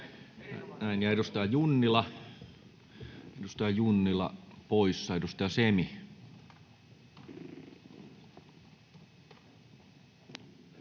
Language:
Finnish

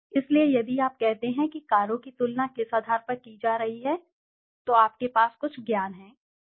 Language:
Hindi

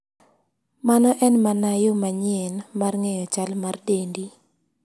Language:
Luo (Kenya and Tanzania)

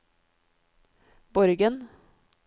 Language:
Norwegian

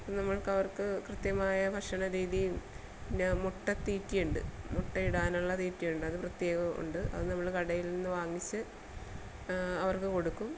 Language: Malayalam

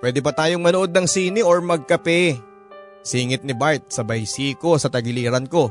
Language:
Filipino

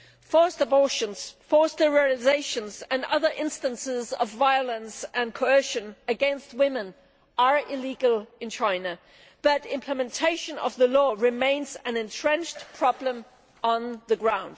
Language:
English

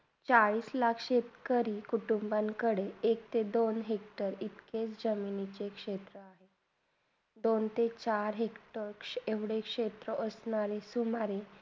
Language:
Marathi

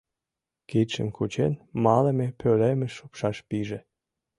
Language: Mari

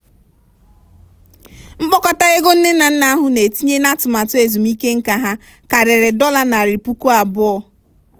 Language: Igbo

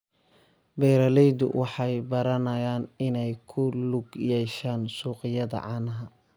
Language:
Somali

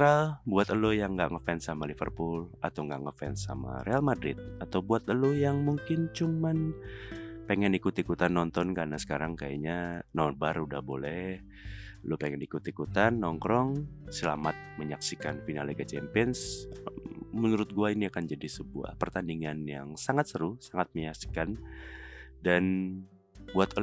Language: Indonesian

